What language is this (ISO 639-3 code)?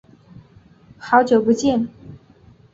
zho